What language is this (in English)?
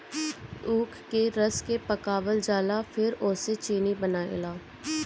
Bhojpuri